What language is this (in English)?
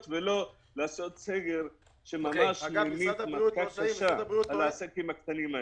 Hebrew